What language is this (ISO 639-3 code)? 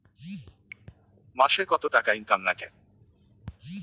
ben